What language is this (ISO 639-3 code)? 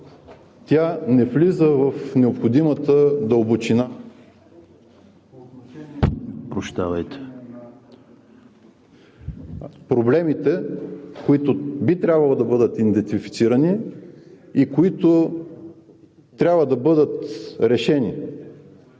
bul